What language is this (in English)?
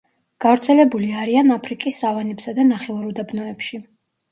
Georgian